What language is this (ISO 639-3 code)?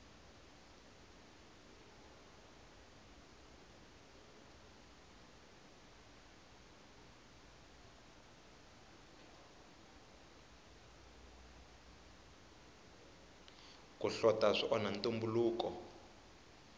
tso